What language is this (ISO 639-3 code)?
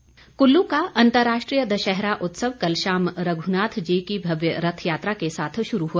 hin